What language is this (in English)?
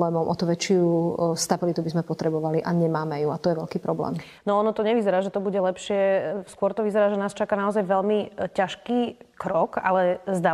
Slovak